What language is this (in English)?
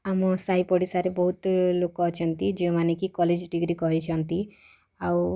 Odia